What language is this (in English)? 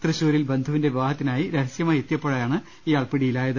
Malayalam